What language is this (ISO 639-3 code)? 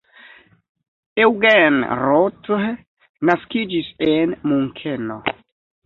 epo